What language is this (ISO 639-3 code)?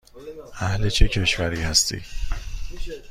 fas